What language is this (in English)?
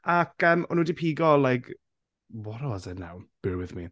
Welsh